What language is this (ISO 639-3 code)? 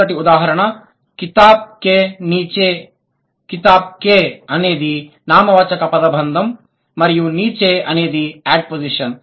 tel